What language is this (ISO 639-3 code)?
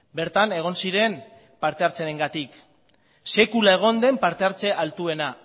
eus